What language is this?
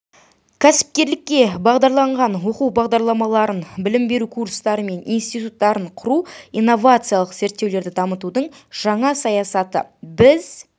Kazakh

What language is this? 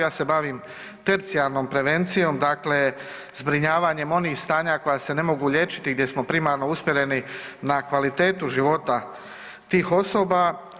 Croatian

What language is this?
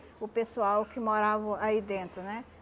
Portuguese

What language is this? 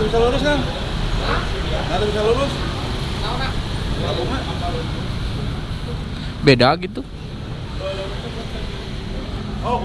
Indonesian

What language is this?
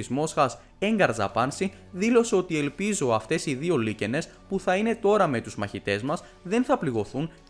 Greek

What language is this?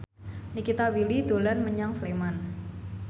Javanese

